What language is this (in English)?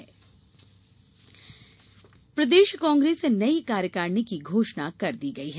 Hindi